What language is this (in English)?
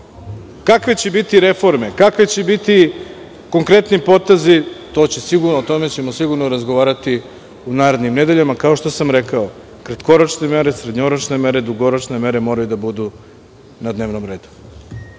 Serbian